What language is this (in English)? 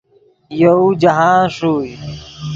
Yidgha